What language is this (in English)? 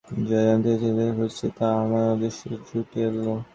Bangla